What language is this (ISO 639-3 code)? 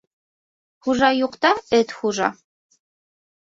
bak